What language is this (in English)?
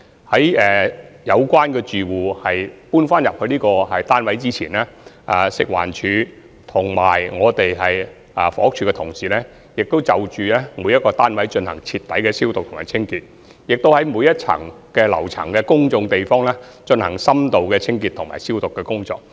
Cantonese